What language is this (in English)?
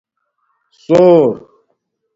Domaaki